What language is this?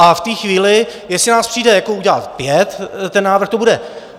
Czech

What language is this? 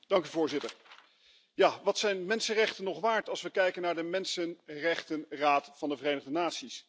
Dutch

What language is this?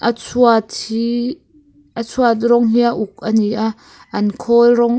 Mizo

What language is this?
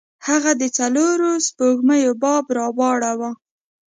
Pashto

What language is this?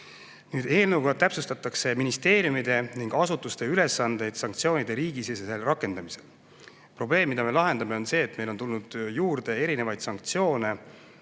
Estonian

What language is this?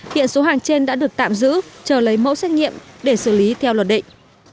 Vietnamese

